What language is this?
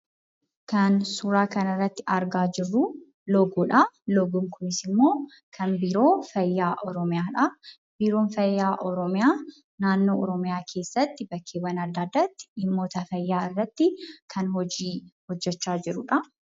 Oromo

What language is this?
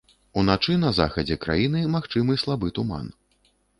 Belarusian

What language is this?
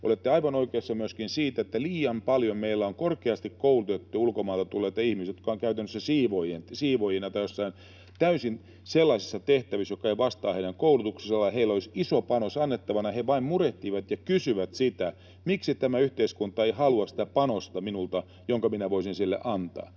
Finnish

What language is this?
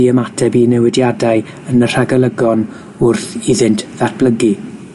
Welsh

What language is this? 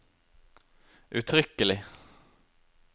Norwegian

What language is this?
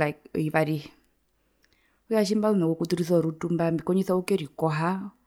Herero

